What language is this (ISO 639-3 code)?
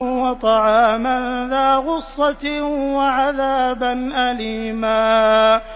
ara